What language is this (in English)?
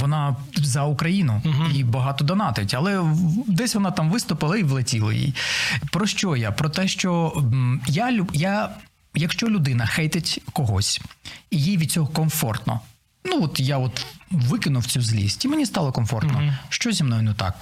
Ukrainian